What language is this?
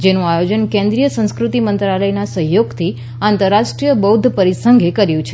Gujarati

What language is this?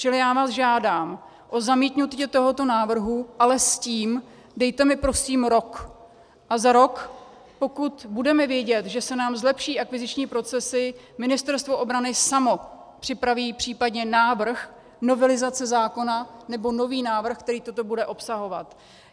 Czech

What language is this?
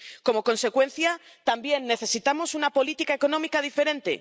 Spanish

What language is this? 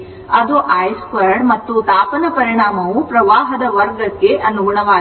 Kannada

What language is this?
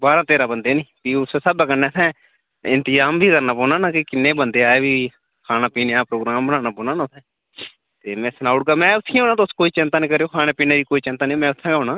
Dogri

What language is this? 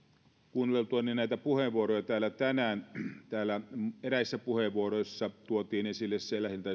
Finnish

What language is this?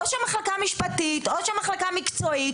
Hebrew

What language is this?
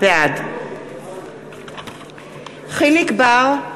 Hebrew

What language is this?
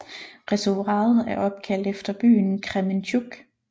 Danish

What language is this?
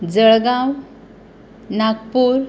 Konkani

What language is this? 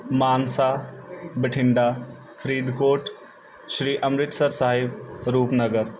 Punjabi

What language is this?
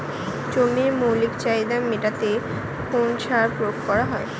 Bangla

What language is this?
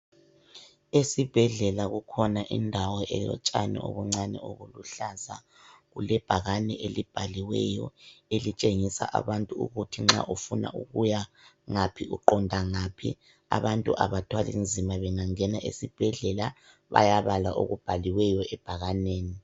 North Ndebele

